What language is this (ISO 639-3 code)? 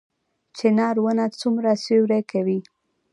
pus